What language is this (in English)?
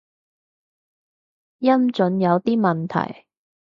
Cantonese